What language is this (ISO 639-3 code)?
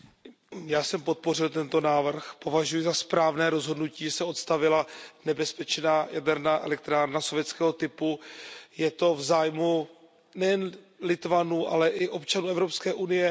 ces